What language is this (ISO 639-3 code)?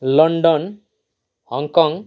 nep